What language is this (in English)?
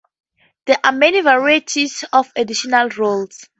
English